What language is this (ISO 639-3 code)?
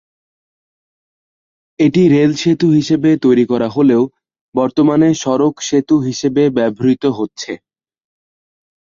ben